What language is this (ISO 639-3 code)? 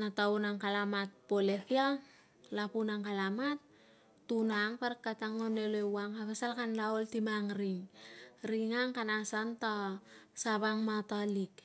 lcm